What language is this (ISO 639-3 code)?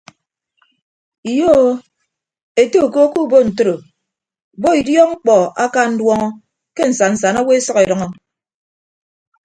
ibb